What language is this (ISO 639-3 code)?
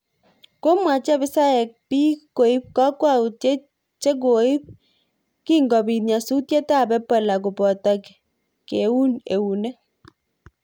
kln